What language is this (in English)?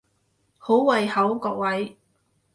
Cantonese